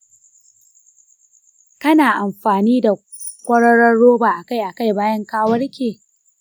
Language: Hausa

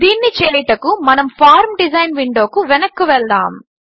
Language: Telugu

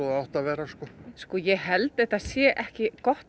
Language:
Icelandic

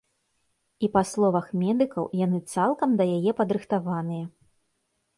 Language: Belarusian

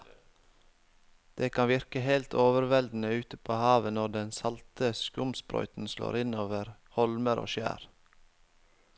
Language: Norwegian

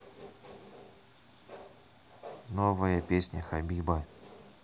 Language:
Russian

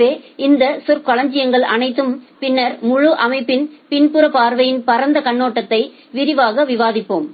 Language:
Tamil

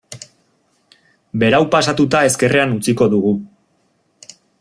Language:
Basque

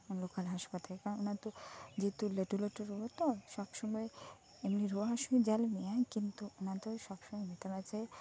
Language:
Santali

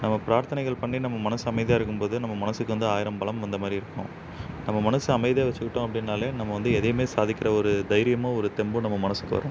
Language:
Tamil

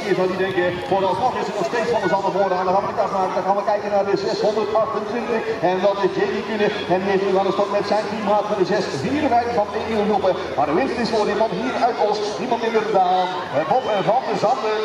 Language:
Dutch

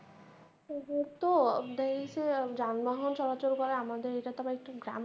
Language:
Bangla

